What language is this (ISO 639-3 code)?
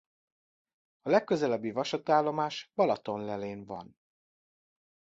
hun